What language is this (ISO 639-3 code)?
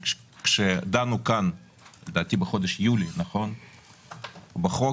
heb